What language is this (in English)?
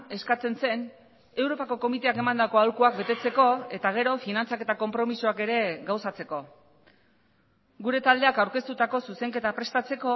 Basque